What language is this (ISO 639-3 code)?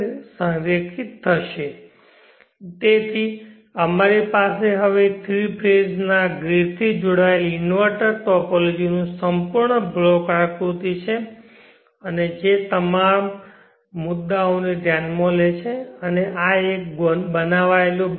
guj